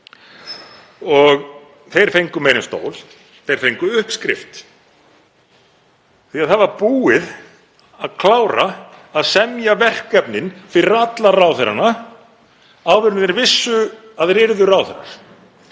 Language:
Icelandic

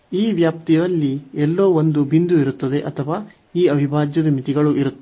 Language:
Kannada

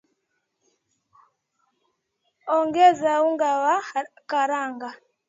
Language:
Swahili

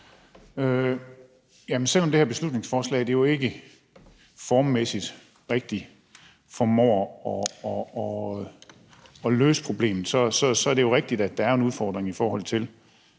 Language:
Danish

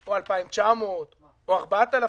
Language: Hebrew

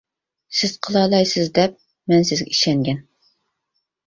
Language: Uyghur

